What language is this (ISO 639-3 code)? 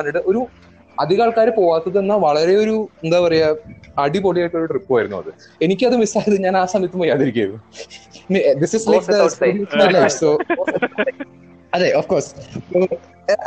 mal